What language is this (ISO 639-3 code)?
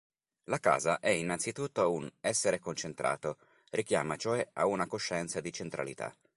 ita